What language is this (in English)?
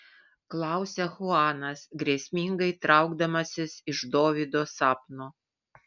Lithuanian